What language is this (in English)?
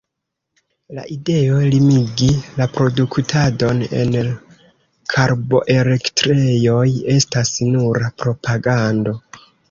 Esperanto